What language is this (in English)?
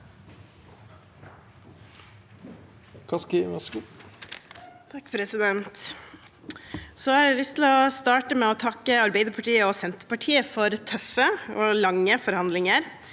Norwegian